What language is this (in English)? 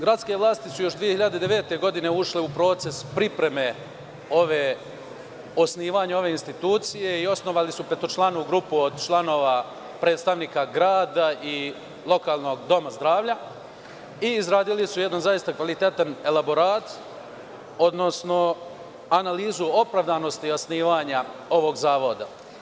Serbian